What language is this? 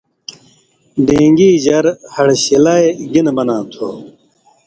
Indus Kohistani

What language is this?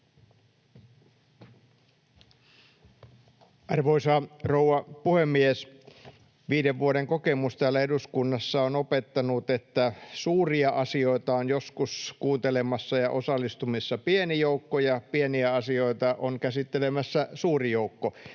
Finnish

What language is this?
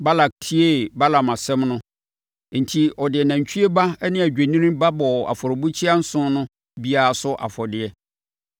Akan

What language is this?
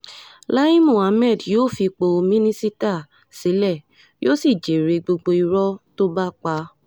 Yoruba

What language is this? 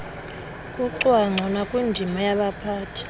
Xhosa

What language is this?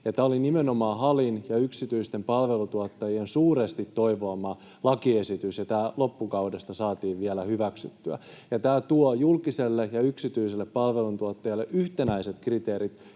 Finnish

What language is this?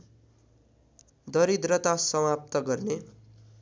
Nepali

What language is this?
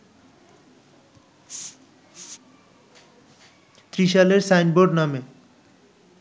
Bangla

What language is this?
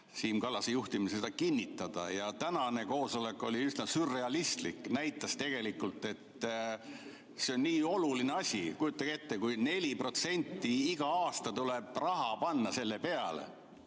Estonian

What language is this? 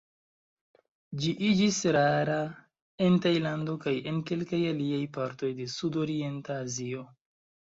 Esperanto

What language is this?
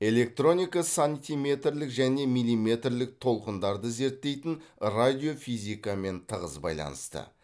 Kazakh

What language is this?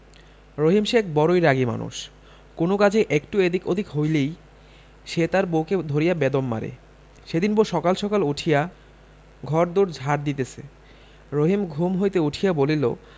Bangla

